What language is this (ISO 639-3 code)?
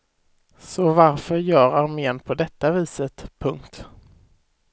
swe